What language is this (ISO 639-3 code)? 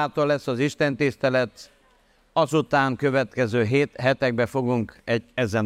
hun